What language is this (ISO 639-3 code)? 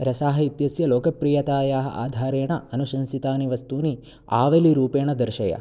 san